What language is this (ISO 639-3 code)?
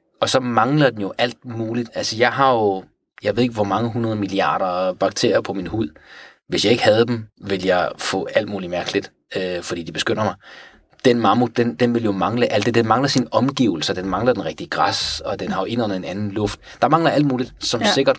dan